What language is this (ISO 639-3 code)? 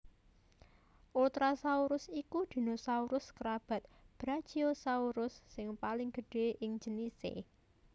jav